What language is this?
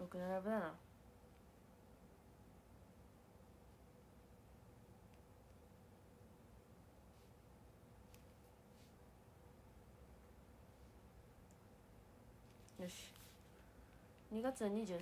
Japanese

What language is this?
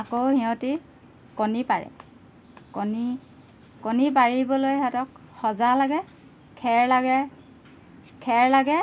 Assamese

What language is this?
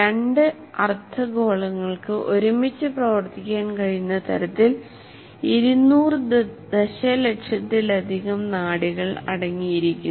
Malayalam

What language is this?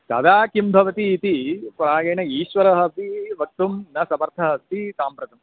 Sanskrit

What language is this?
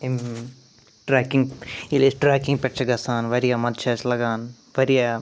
Kashmiri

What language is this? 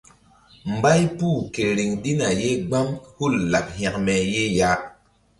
Mbum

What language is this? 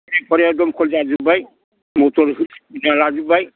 Bodo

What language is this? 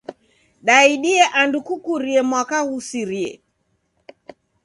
Taita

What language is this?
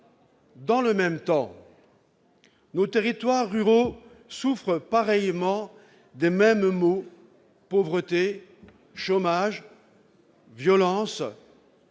French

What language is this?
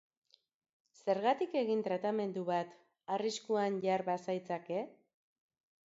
Basque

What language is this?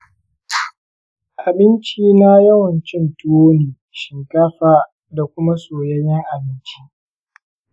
Hausa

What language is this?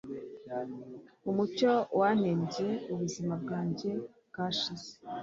Kinyarwanda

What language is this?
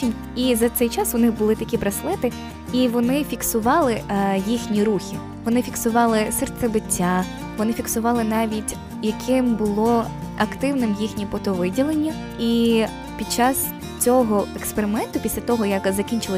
Ukrainian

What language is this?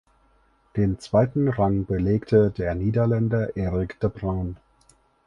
German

